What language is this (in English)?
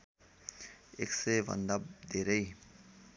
Nepali